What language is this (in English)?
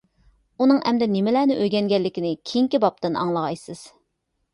Uyghur